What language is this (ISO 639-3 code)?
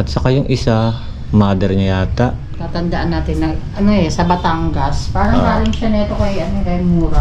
fil